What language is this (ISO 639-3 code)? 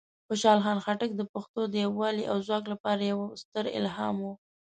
pus